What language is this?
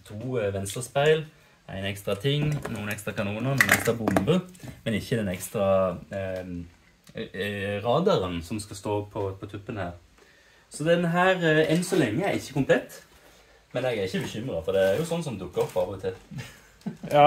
Norwegian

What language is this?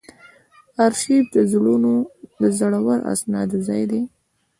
Pashto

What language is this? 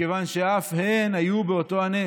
Hebrew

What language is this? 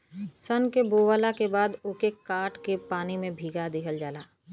Bhojpuri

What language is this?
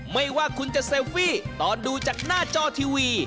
Thai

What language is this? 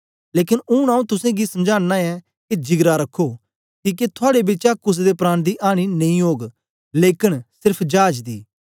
Dogri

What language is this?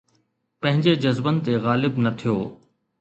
Sindhi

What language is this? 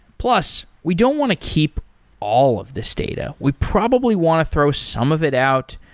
English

